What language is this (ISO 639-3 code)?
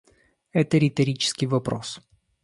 rus